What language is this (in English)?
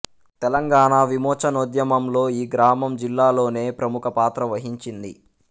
Telugu